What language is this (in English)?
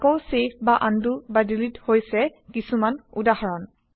Assamese